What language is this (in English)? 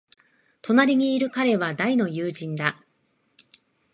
Japanese